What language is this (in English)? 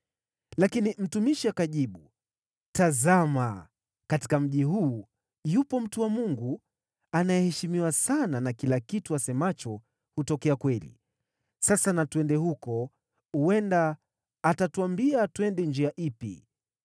Swahili